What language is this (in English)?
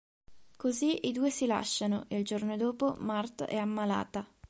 Italian